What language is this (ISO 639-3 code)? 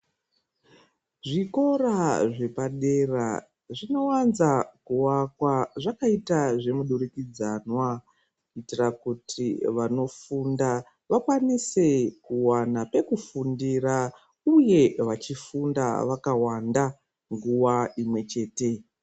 ndc